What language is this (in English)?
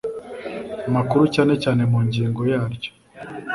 Kinyarwanda